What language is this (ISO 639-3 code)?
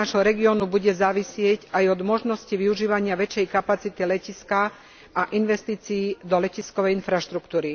slk